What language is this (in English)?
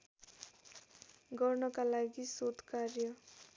Nepali